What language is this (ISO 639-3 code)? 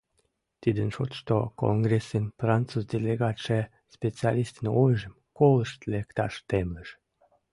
chm